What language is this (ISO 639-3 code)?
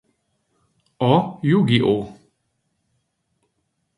hun